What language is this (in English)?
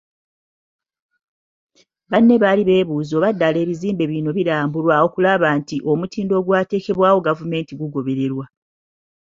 Ganda